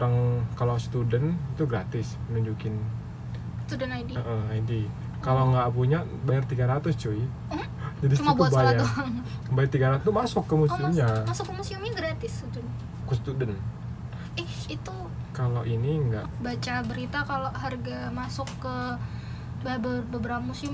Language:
Indonesian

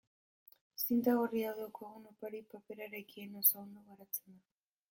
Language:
Basque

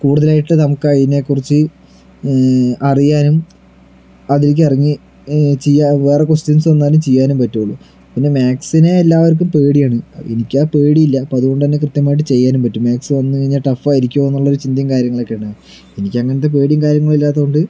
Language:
Malayalam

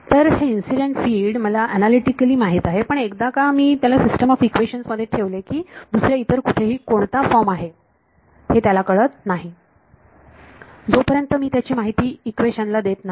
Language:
Marathi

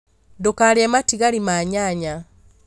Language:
Kikuyu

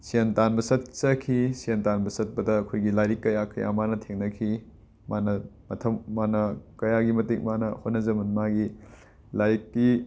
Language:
Manipuri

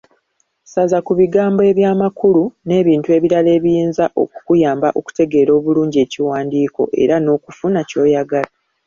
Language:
Ganda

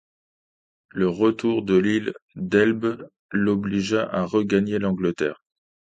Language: French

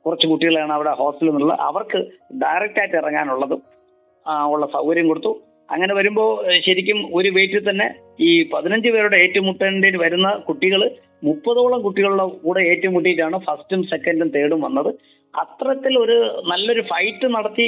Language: Malayalam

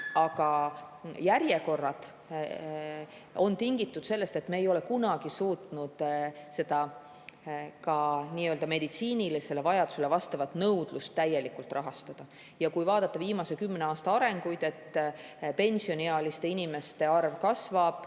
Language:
Estonian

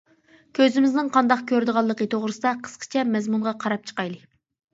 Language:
Uyghur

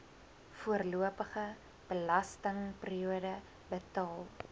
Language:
Afrikaans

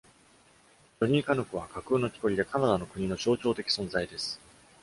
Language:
Japanese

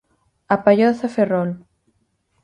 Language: Galician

